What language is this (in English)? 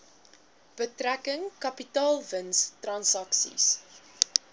Afrikaans